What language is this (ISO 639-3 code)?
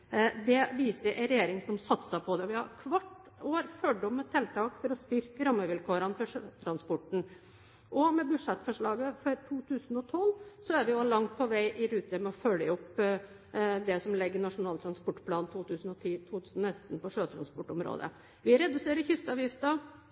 nob